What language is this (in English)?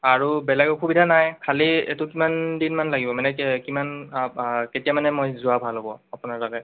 Assamese